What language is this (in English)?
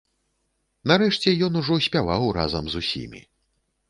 Belarusian